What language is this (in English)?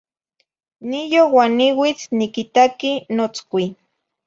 Zacatlán-Ahuacatlán-Tepetzintla Nahuatl